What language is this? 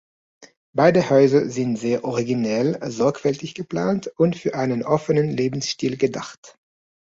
German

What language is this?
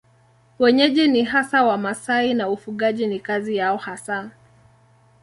Swahili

